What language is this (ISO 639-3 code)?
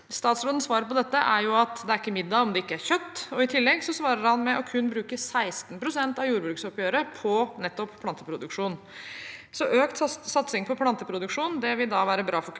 nor